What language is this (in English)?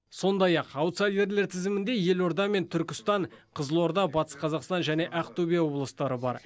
Kazakh